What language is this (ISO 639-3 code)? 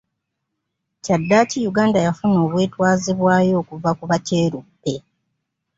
lug